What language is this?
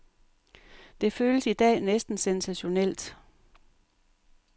Danish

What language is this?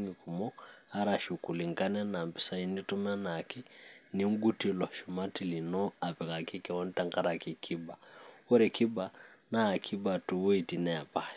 Masai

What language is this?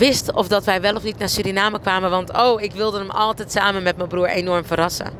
Dutch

